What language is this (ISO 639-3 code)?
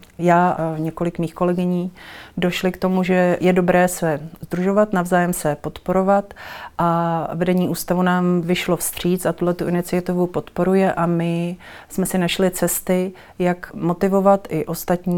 ces